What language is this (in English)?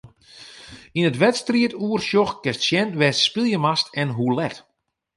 Western Frisian